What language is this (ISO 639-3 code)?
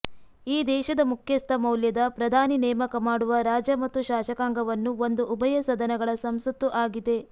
kan